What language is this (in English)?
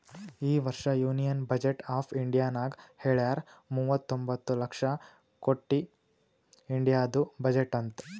Kannada